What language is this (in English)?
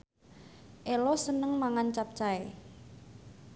Javanese